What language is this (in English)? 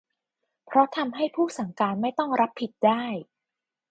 Thai